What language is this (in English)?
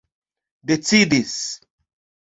Esperanto